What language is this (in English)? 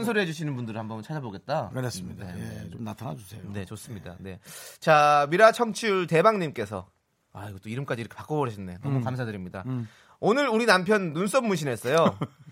Korean